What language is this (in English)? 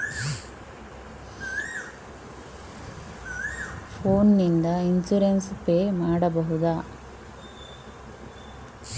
Kannada